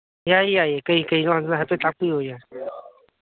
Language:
Manipuri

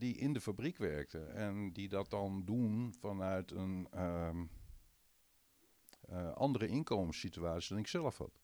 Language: Dutch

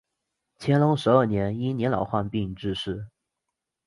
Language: Chinese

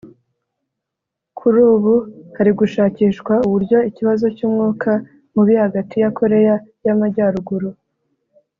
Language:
Kinyarwanda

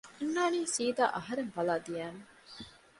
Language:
Divehi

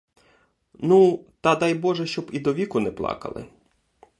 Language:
Ukrainian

